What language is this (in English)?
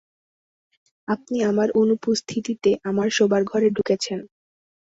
Bangla